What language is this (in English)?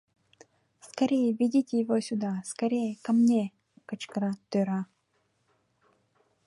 Mari